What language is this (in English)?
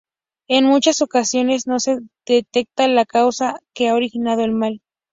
Spanish